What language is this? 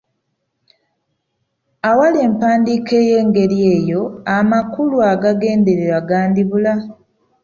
Ganda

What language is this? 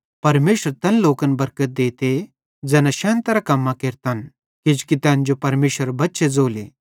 Bhadrawahi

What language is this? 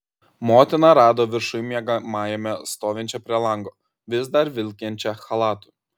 Lithuanian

